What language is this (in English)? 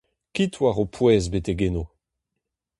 Breton